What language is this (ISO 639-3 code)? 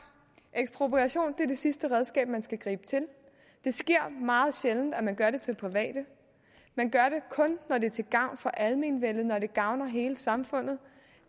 dan